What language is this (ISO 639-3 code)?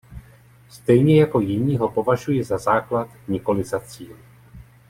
ces